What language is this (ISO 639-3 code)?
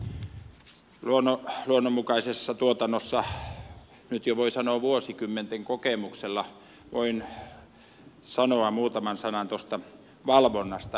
fin